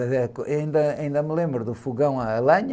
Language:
Portuguese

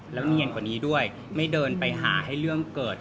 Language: Thai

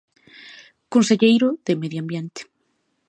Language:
Galician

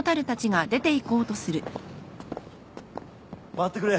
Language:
Japanese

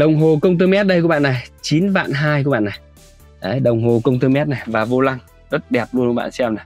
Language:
Vietnamese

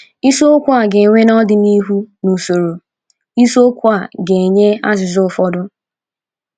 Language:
Igbo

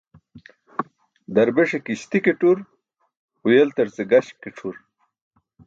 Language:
Burushaski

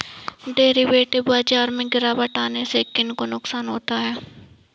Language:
Hindi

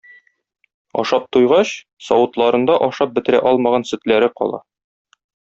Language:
Tatar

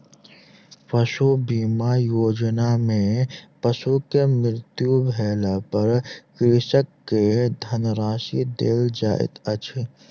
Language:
Maithili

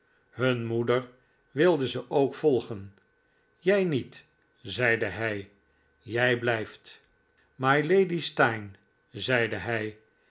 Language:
Dutch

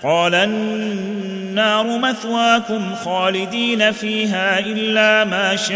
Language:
Arabic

